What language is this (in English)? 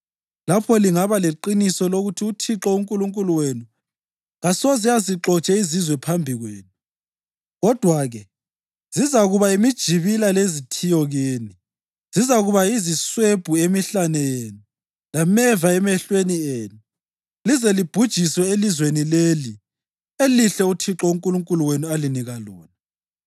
North Ndebele